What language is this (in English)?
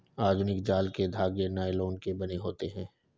Hindi